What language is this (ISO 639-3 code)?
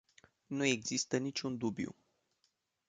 ron